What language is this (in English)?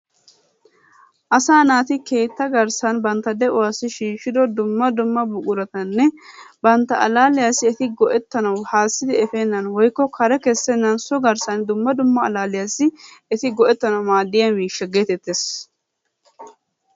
Wolaytta